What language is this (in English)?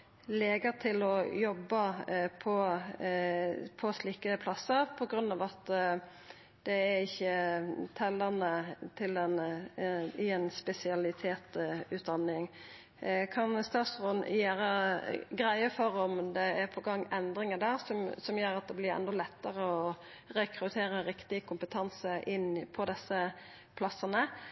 Norwegian Nynorsk